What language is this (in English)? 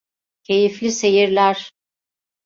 Turkish